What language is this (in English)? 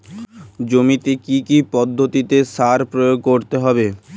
Bangla